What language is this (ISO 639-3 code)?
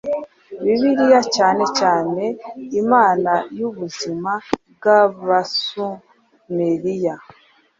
kin